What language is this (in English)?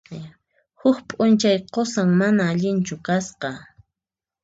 Puno Quechua